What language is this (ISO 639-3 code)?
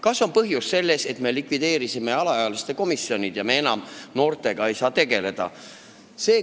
est